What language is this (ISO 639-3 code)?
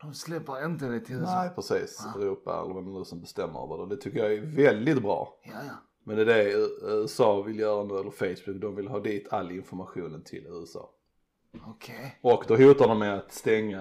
swe